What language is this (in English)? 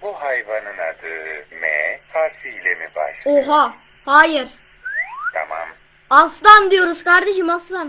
Turkish